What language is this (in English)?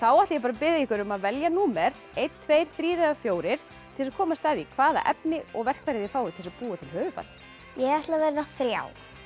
Icelandic